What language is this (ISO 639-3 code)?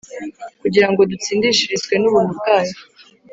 kin